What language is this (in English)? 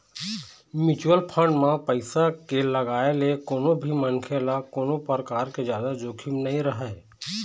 Chhattisgarhi